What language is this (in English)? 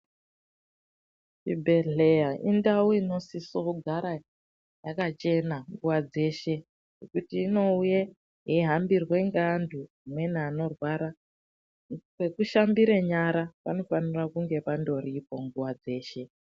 Ndau